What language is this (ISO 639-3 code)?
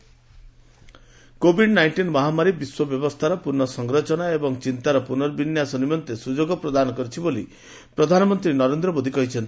ori